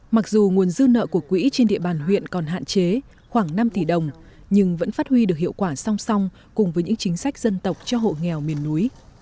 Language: Vietnamese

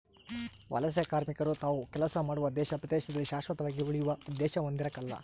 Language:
Kannada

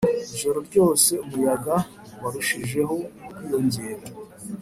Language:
Kinyarwanda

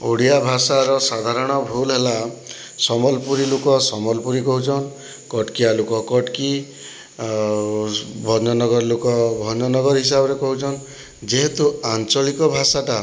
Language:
Odia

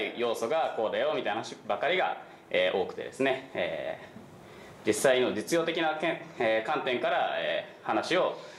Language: Japanese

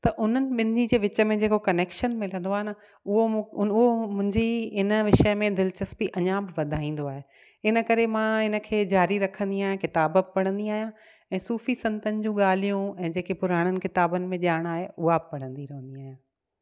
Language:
Sindhi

